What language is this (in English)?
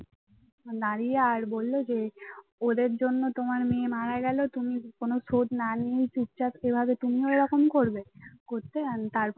Bangla